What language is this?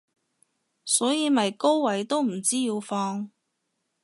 Cantonese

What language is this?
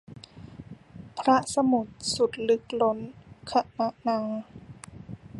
Thai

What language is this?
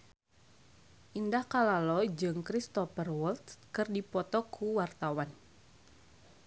Sundanese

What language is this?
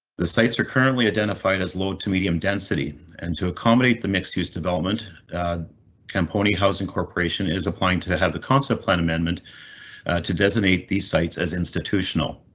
English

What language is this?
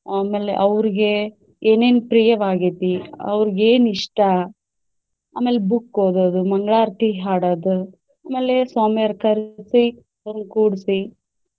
Kannada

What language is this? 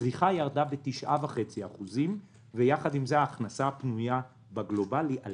Hebrew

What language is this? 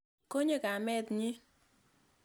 Kalenjin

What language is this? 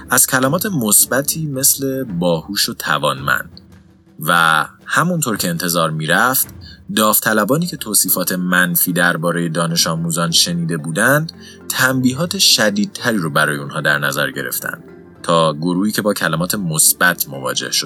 Persian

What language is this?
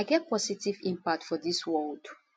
Nigerian Pidgin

